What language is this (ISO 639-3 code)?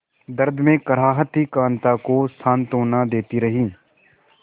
hin